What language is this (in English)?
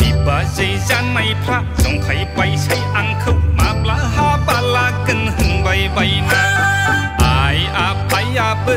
Thai